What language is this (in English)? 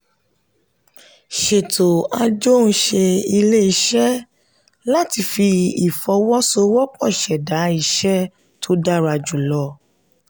Yoruba